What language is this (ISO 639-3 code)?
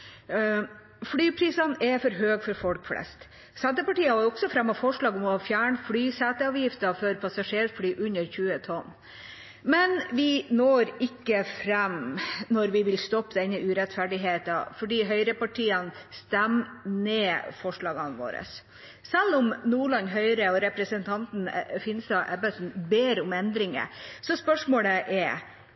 nno